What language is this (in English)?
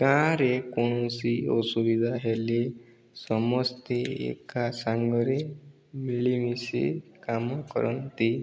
Odia